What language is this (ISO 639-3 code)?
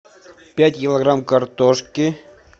rus